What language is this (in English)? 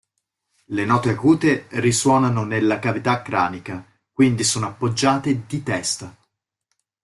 Italian